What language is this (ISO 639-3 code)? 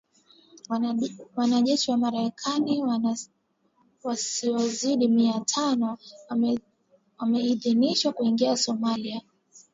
swa